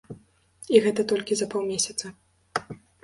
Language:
Belarusian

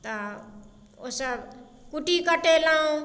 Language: Maithili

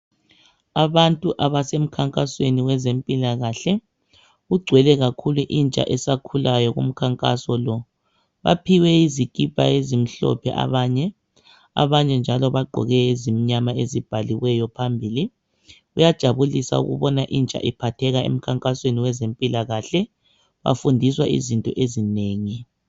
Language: North Ndebele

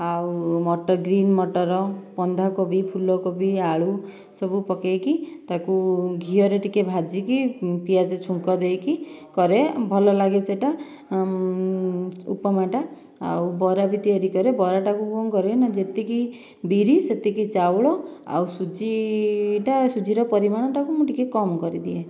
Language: Odia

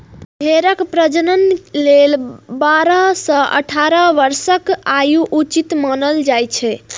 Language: Maithili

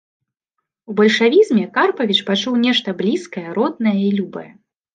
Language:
Belarusian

